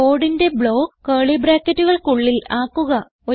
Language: Malayalam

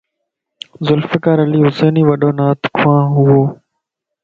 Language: Lasi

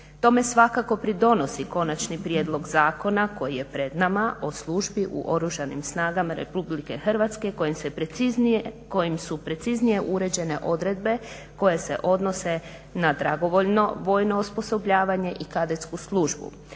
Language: Croatian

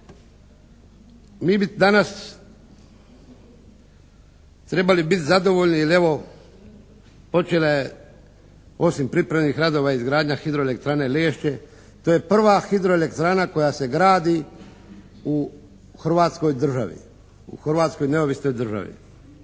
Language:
Croatian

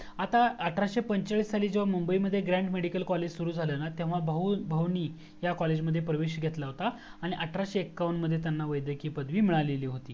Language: Marathi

